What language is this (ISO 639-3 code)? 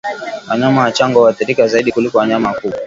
swa